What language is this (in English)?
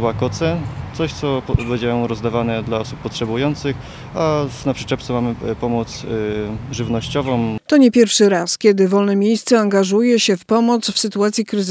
Polish